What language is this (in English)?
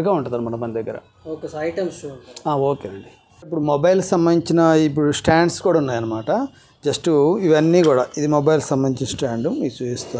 Telugu